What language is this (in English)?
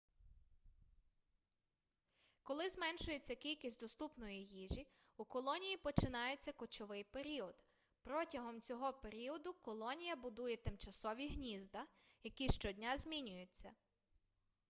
Ukrainian